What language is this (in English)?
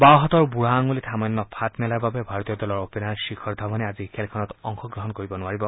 Assamese